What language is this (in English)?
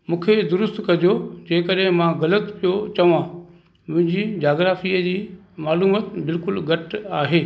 Sindhi